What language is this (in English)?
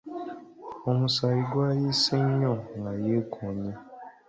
Ganda